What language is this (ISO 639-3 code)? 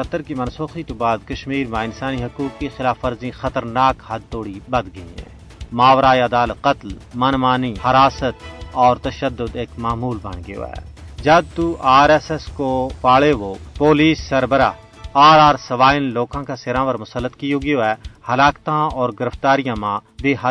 urd